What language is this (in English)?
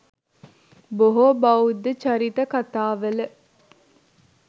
Sinhala